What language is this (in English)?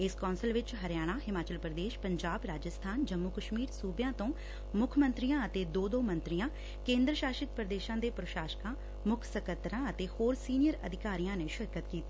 Punjabi